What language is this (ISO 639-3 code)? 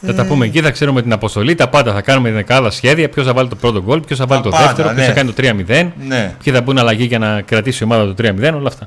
ell